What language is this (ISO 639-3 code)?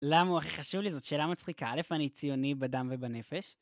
heb